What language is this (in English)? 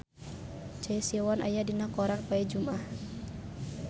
Sundanese